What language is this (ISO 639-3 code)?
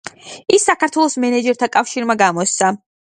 kat